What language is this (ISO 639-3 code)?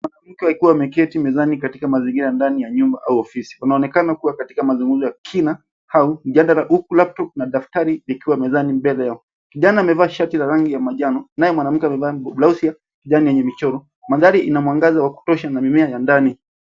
swa